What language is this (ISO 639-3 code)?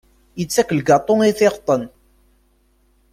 kab